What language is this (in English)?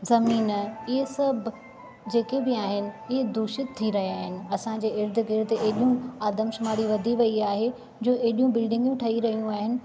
Sindhi